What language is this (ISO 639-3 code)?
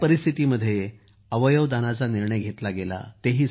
mar